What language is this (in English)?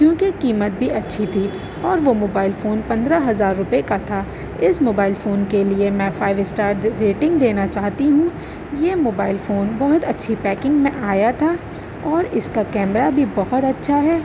Urdu